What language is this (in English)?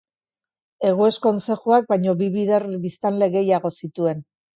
Basque